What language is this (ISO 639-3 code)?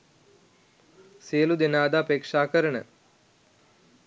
sin